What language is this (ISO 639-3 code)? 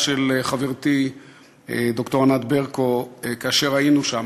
heb